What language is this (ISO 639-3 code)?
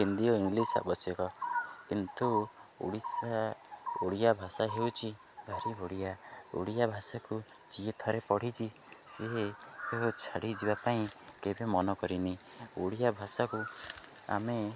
ori